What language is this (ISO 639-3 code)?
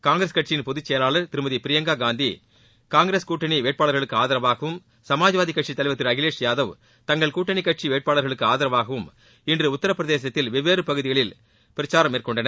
tam